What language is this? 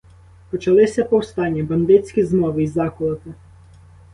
Ukrainian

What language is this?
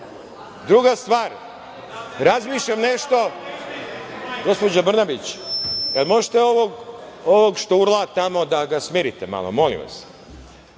Serbian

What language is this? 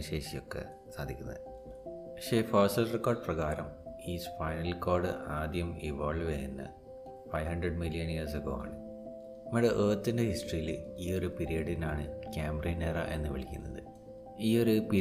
Malayalam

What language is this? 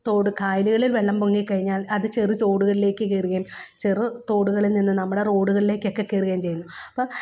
Malayalam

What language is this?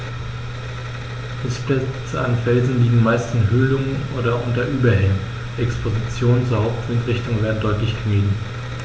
German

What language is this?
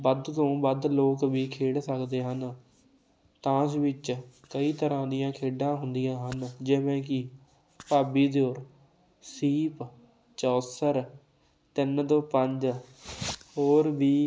Punjabi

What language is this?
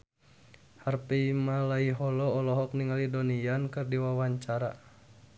Sundanese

